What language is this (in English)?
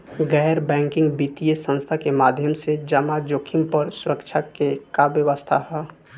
Bhojpuri